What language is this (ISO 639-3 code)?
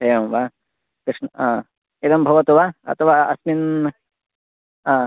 san